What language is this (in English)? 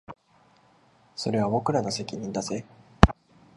Japanese